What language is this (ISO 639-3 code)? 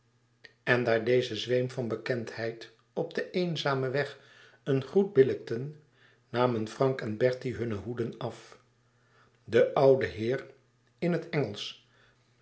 nld